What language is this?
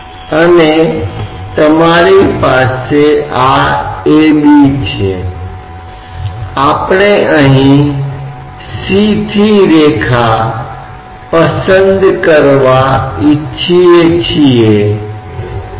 Hindi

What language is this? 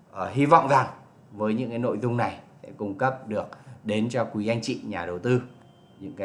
Vietnamese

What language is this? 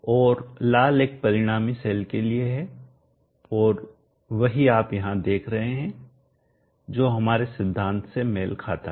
Hindi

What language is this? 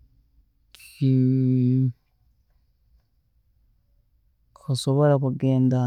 Tooro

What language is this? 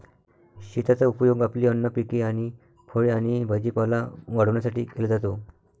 Marathi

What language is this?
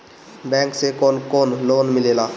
Bhojpuri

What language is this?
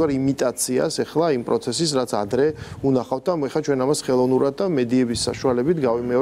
Romanian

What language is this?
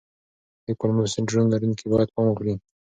Pashto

